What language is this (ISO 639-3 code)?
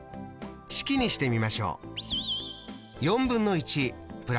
jpn